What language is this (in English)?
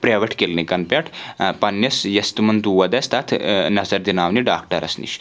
Kashmiri